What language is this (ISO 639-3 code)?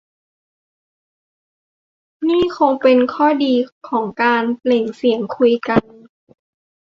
tha